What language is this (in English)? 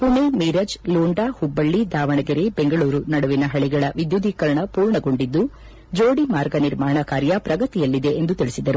Kannada